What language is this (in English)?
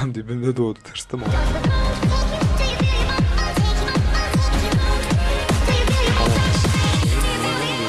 Turkish